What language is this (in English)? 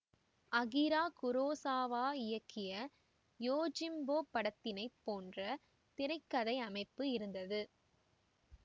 Tamil